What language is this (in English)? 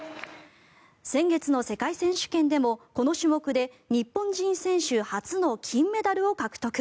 Japanese